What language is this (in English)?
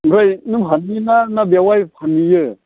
Bodo